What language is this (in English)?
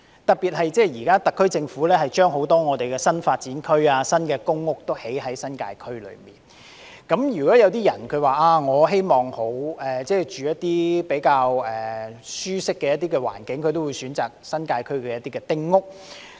Cantonese